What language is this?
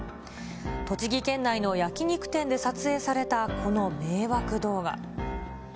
Japanese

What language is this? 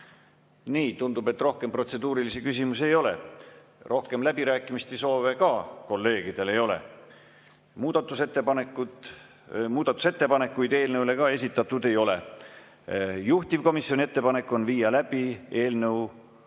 Estonian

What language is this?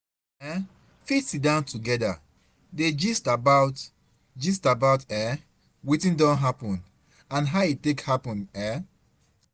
Nigerian Pidgin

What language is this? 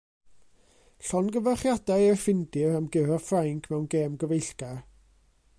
Welsh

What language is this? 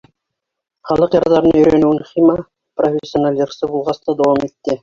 Bashkir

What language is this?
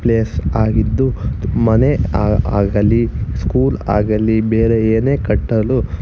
Kannada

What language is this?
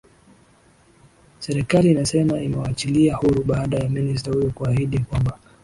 Swahili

